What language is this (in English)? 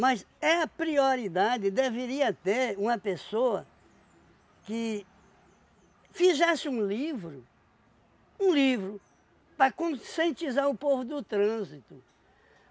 Portuguese